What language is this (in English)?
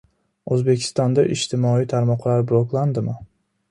Uzbek